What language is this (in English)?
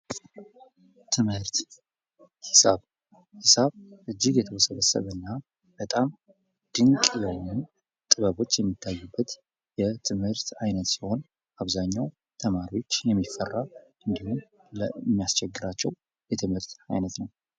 Amharic